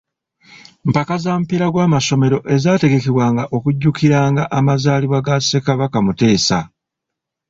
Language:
Ganda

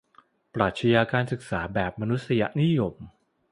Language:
Thai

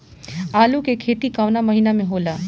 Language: Bhojpuri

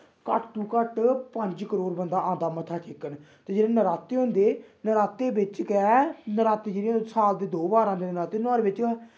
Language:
Dogri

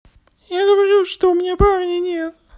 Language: Russian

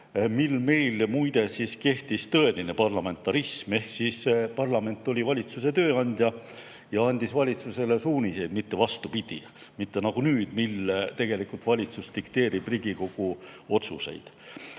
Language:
Estonian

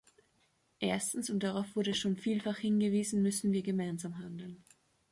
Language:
German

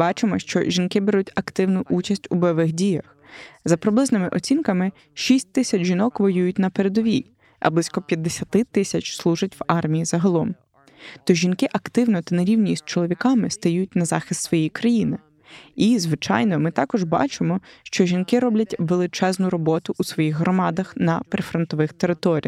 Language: Ukrainian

